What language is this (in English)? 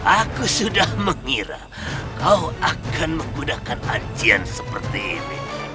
Indonesian